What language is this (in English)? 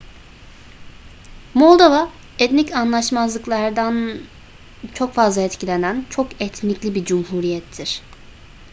Turkish